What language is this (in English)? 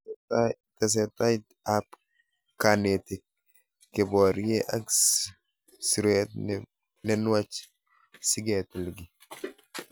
Kalenjin